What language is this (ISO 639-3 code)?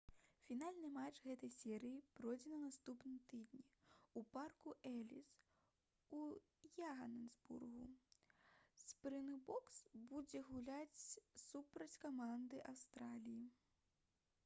bel